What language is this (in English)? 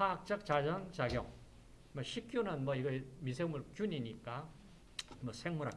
Korean